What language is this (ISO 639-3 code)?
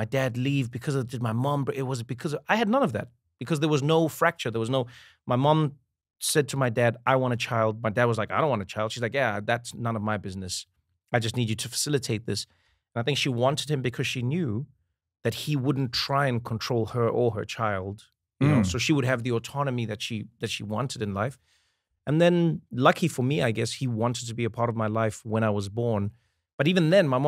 eng